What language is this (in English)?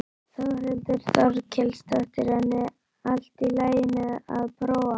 Icelandic